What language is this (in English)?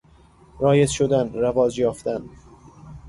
Persian